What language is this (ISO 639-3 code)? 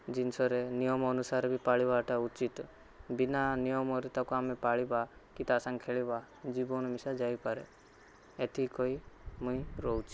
ori